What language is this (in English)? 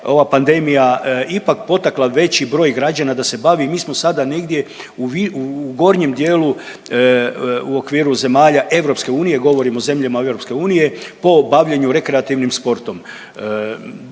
Croatian